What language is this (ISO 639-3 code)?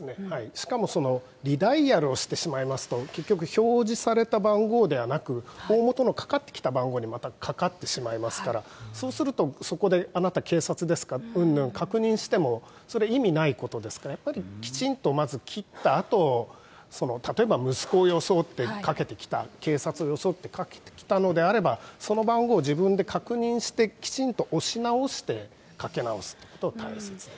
jpn